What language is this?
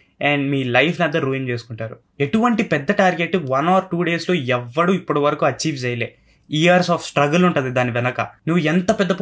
Telugu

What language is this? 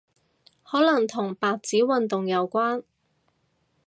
Cantonese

